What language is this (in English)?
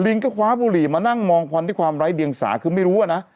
Thai